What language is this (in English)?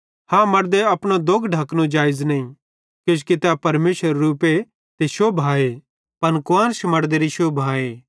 Bhadrawahi